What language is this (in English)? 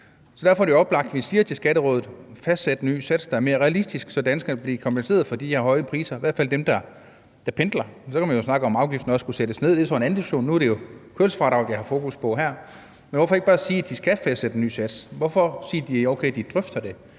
Danish